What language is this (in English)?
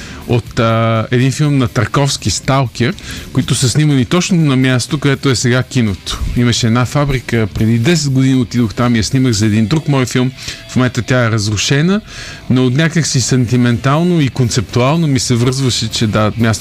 Bulgarian